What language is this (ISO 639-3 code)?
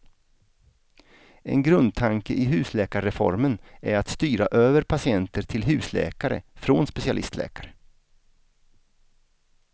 swe